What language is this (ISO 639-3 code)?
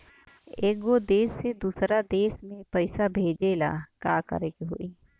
bho